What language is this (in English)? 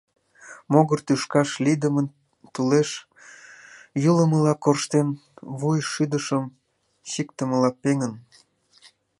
Mari